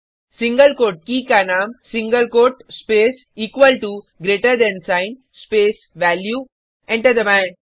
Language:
Hindi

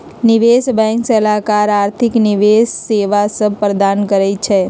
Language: Magahi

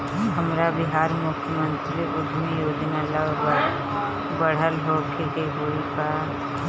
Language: Bhojpuri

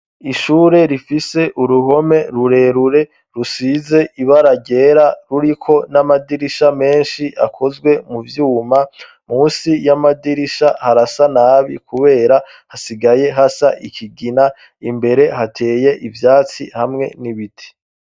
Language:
Rundi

